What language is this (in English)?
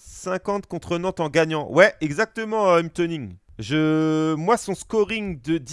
French